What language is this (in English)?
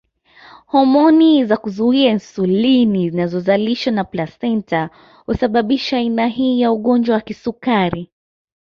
Swahili